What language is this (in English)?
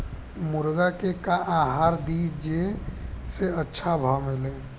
Bhojpuri